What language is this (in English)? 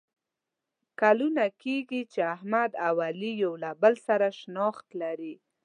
Pashto